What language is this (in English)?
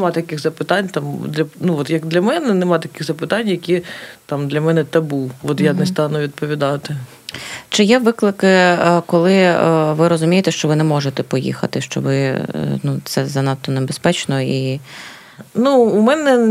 Ukrainian